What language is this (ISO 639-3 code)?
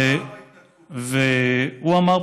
heb